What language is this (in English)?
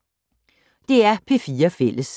Danish